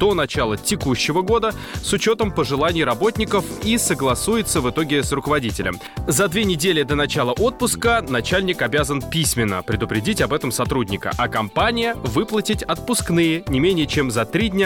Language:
Russian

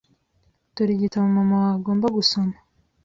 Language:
Kinyarwanda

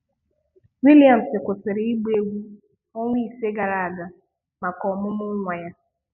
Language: Igbo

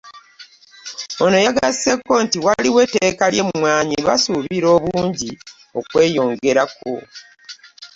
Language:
Ganda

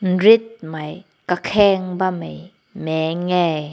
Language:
Rongmei Naga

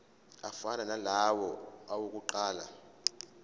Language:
Zulu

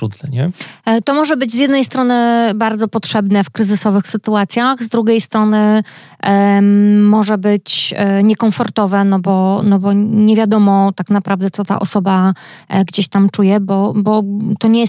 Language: Polish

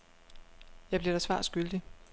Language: Danish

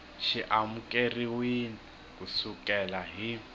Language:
Tsonga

